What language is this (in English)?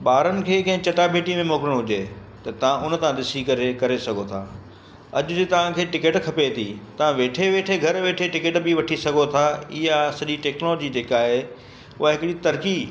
Sindhi